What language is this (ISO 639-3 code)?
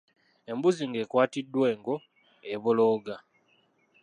lug